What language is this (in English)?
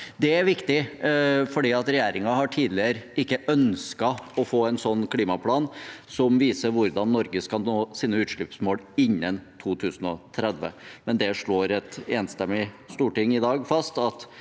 Norwegian